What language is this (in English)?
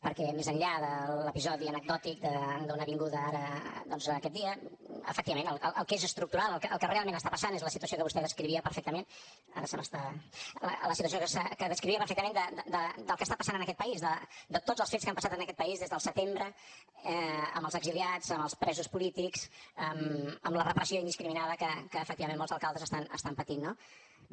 Catalan